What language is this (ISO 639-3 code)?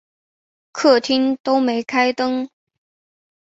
zho